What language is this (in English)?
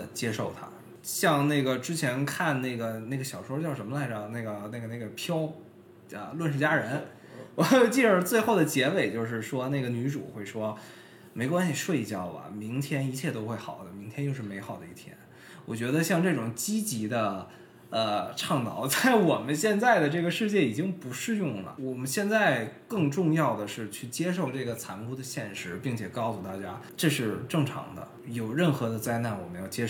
Chinese